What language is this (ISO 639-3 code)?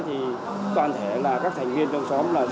vie